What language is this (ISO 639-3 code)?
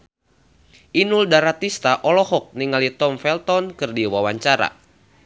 sun